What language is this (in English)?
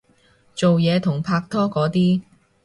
Cantonese